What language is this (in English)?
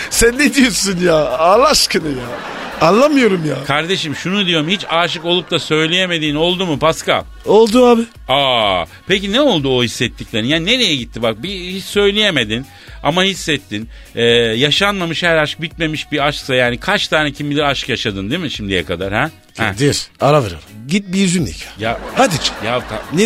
Turkish